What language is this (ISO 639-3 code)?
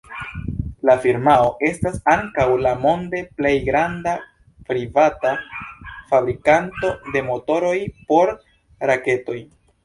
epo